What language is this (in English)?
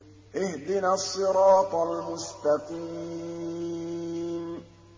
Arabic